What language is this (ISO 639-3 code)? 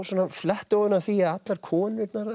isl